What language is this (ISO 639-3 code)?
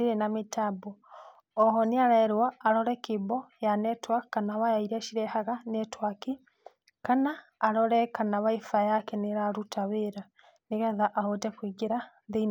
kik